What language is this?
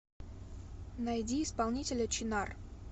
Russian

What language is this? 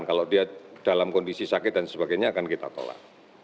Indonesian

